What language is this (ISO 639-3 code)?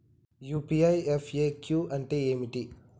tel